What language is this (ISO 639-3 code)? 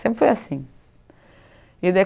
por